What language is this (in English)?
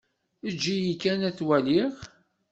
Kabyle